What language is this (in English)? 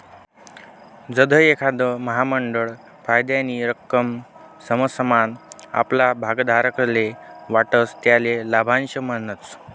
Marathi